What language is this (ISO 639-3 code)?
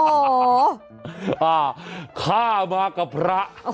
tha